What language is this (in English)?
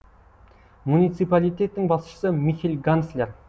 Kazakh